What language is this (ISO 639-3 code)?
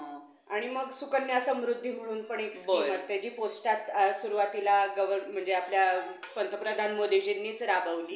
mar